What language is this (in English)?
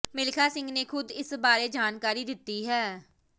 Punjabi